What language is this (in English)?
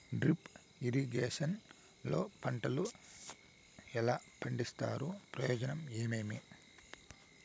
Telugu